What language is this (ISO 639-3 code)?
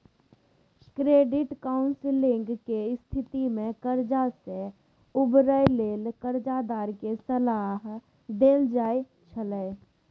mai